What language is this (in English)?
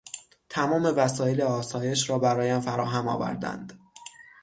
Persian